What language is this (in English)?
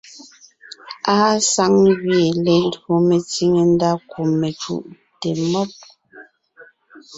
Ngiemboon